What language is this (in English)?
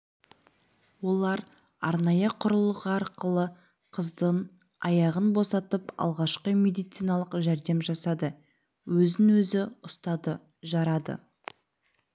Kazakh